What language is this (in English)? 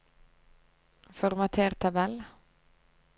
Norwegian